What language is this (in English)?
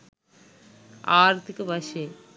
Sinhala